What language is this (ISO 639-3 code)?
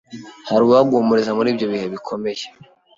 kin